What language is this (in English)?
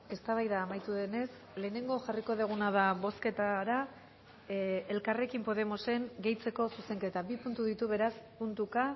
Basque